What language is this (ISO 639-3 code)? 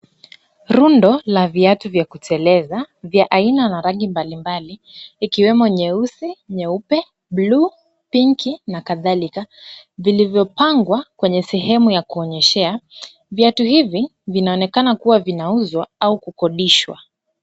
swa